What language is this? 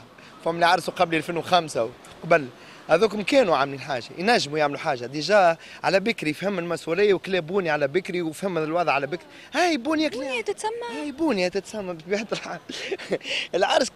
Arabic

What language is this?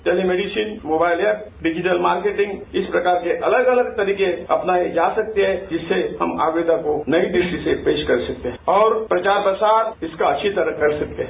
Hindi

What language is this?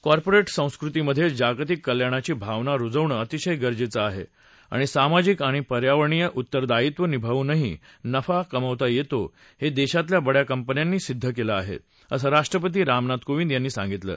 Marathi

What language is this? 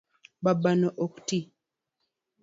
Luo (Kenya and Tanzania)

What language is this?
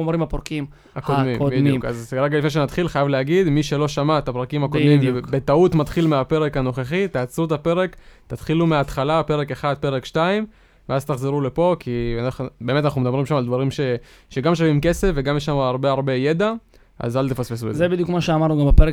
Hebrew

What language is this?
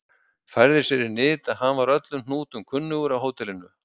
Icelandic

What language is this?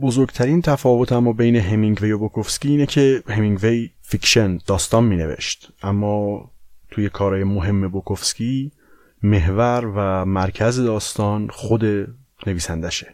Persian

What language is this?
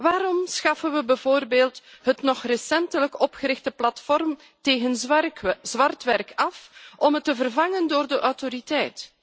Dutch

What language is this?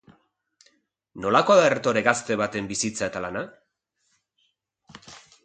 Basque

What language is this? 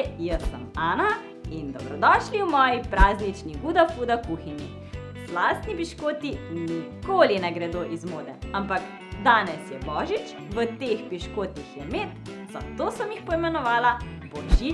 Slovenian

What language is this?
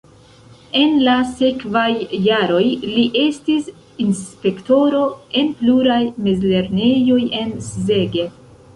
Esperanto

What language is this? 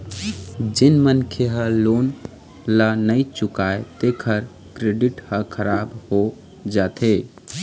Chhattisgarhi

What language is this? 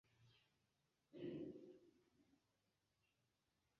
Esperanto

